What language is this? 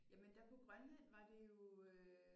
Danish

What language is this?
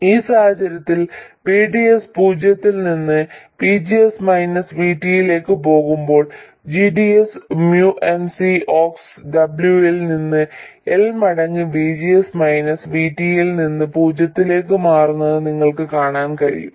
Malayalam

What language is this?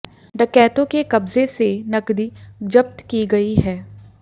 Hindi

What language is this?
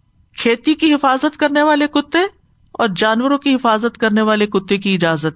Urdu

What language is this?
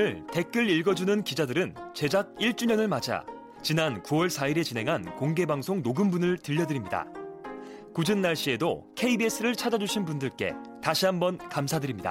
Korean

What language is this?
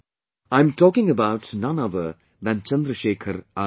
English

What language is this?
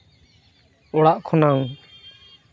Santali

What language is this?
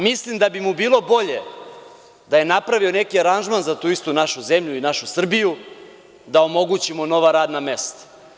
Serbian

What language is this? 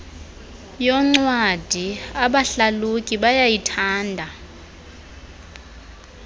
Xhosa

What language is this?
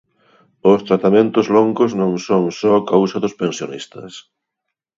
Galician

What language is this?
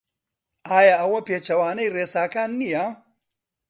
Central Kurdish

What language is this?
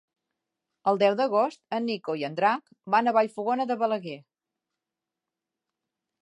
Catalan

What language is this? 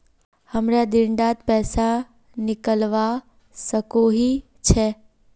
Magahi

